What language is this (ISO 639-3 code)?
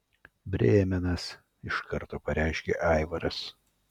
lit